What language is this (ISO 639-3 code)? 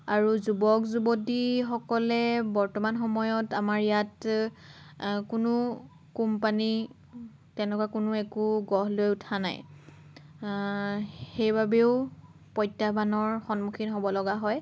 asm